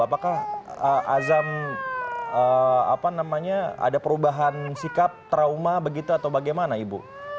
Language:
Indonesian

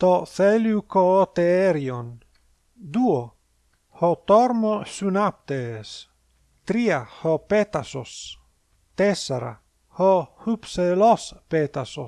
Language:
Greek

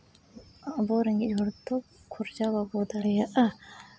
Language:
Santali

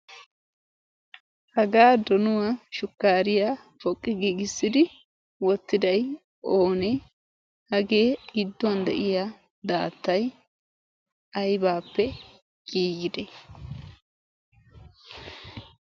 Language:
Wolaytta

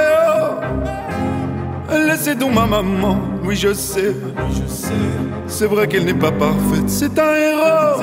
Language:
Italian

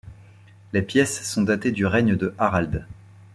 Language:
French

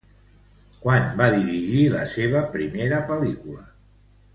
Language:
Catalan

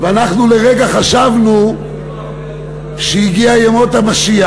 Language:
Hebrew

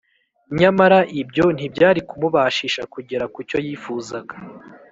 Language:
Kinyarwanda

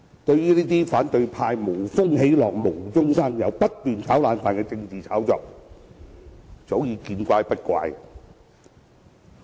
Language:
Cantonese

